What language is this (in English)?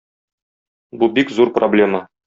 Tatar